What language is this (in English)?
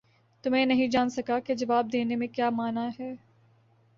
Urdu